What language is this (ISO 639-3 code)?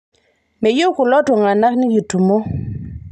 mas